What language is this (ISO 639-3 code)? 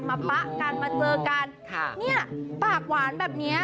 tha